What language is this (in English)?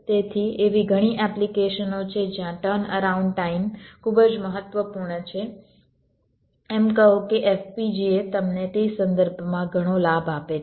Gujarati